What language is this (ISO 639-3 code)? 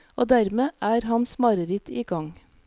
nor